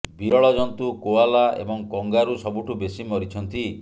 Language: Odia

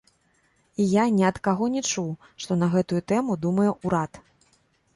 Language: Belarusian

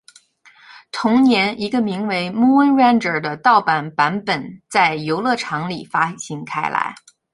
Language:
Chinese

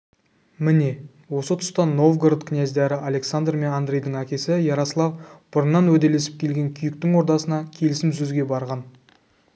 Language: Kazakh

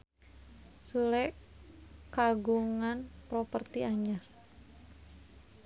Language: Sundanese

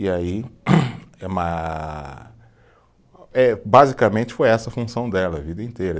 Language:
Portuguese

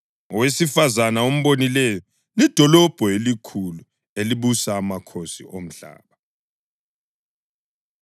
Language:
North Ndebele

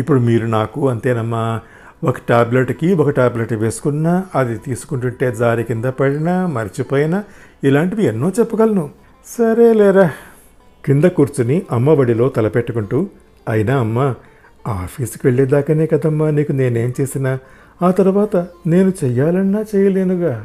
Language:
Telugu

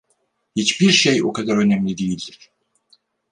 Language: Turkish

